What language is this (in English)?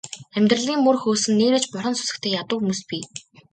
Mongolian